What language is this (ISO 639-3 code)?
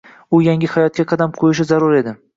uzb